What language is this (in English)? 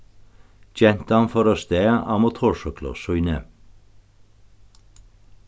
Faroese